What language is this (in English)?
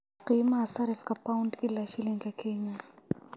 Somali